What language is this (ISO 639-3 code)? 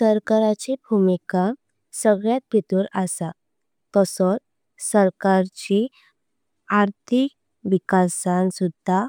kok